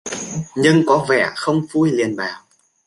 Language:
Vietnamese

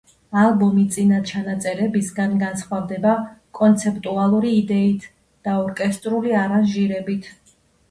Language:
Georgian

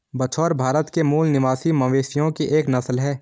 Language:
Hindi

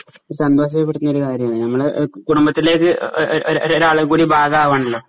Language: Malayalam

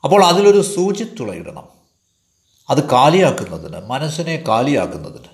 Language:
Malayalam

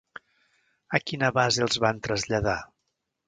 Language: Catalan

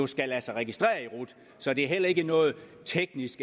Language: Danish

